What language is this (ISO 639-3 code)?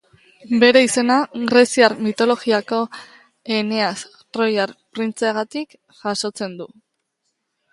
eus